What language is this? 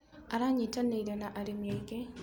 Kikuyu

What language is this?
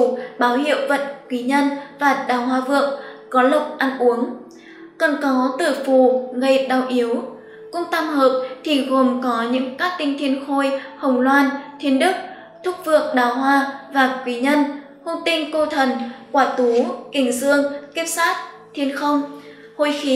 Vietnamese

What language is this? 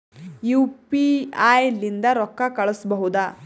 Kannada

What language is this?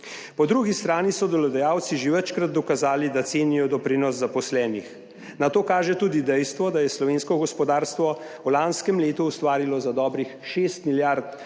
Slovenian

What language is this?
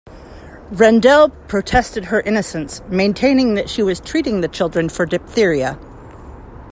English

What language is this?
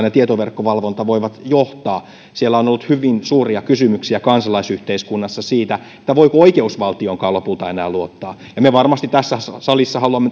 Finnish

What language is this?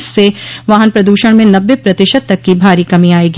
Hindi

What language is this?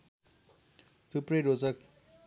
Nepali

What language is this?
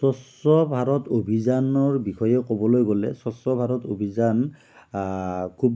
Assamese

